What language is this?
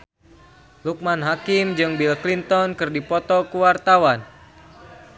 Sundanese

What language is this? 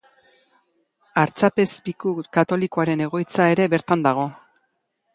Basque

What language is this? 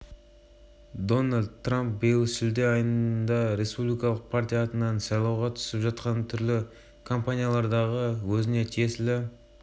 Kazakh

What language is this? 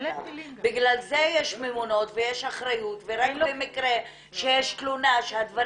Hebrew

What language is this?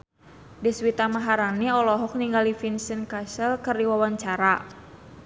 Sundanese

